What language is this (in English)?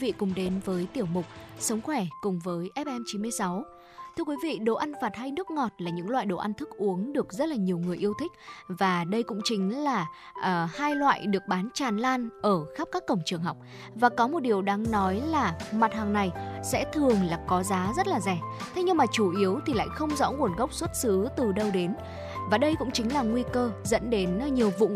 Vietnamese